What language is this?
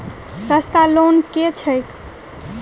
Maithili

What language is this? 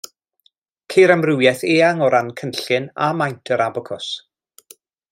Welsh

